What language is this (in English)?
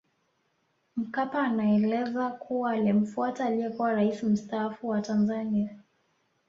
Swahili